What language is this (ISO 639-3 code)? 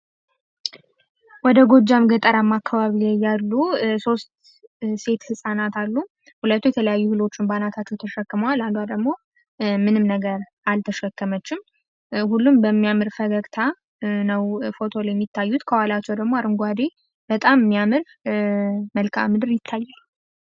amh